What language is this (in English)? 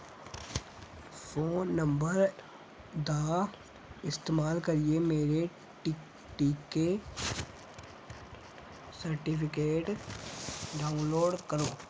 Dogri